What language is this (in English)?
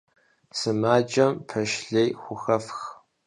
Kabardian